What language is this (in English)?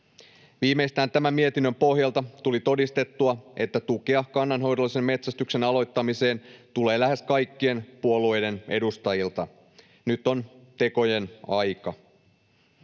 Finnish